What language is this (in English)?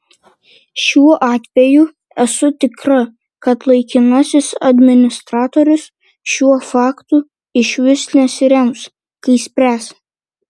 Lithuanian